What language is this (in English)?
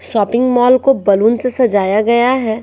Hindi